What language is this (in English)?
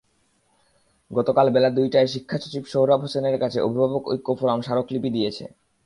Bangla